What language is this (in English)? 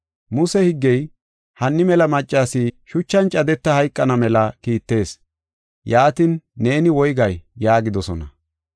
Gofa